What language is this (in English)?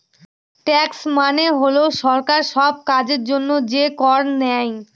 Bangla